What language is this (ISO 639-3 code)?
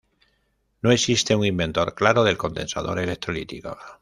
spa